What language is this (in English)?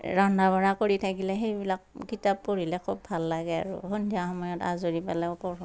Assamese